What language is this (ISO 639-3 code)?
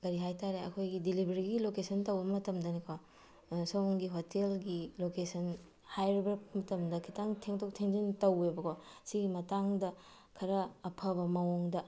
mni